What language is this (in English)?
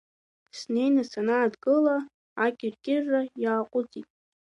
Abkhazian